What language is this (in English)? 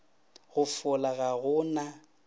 Northern Sotho